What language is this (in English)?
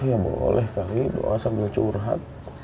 Indonesian